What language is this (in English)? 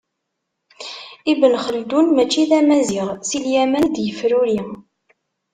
Kabyle